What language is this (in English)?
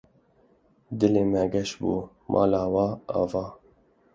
Kurdish